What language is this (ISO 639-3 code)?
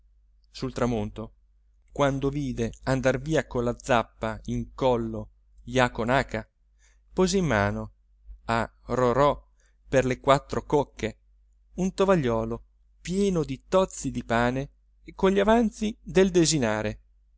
ita